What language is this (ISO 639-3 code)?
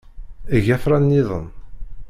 kab